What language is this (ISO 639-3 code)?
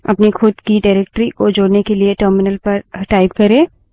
hin